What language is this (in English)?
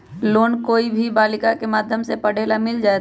Magahi